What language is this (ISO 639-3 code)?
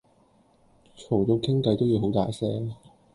yue